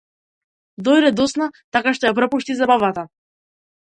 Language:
Macedonian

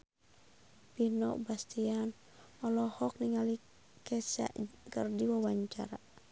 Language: Sundanese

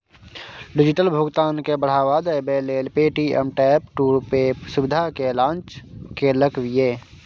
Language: Maithili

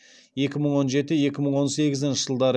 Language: Kazakh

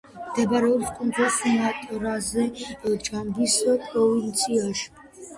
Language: Georgian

